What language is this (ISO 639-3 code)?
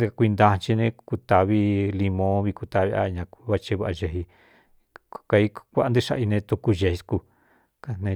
xtu